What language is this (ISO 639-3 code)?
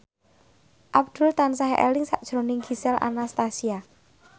jav